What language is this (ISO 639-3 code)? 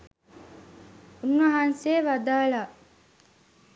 sin